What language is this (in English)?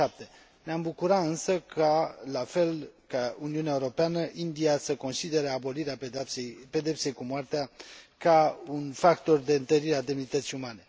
Romanian